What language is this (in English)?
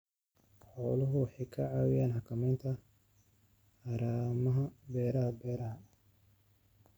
Somali